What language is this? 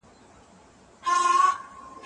Pashto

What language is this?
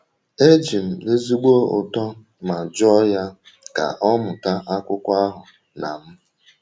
Igbo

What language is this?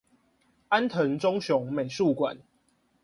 Chinese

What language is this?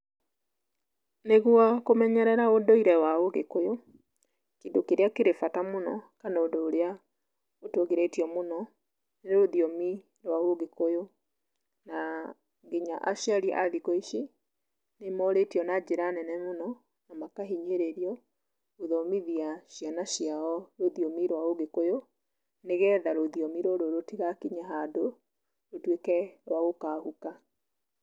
Kikuyu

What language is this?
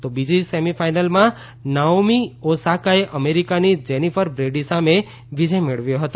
Gujarati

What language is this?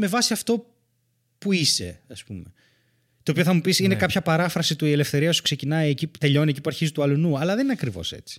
Greek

